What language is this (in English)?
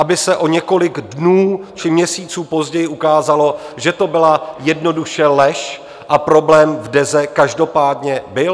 Czech